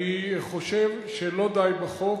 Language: Hebrew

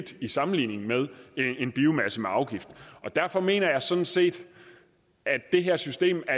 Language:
Danish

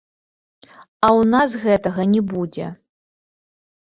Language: Belarusian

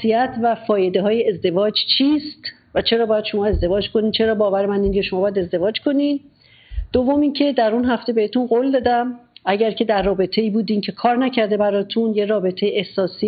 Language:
Persian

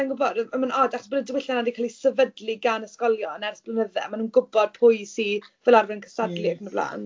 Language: Welsh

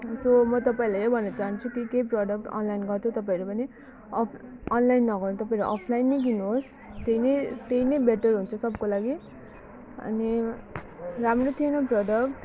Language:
Nepali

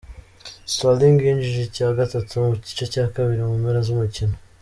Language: Kinyarwanda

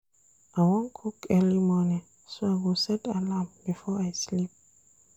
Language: Nigerian Pidgin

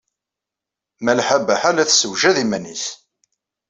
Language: Kabyle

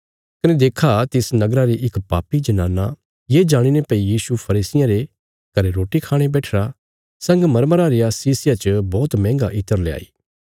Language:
Bilaspuri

